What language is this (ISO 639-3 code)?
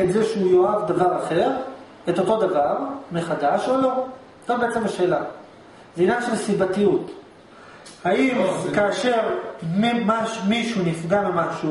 heb